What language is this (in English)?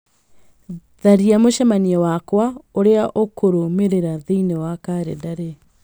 Kikuyu